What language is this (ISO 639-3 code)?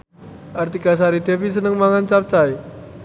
jav